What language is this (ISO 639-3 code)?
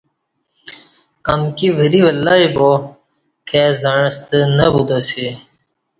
bsh